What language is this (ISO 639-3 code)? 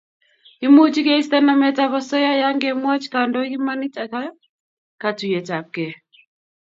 kln